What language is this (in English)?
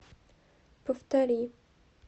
Russian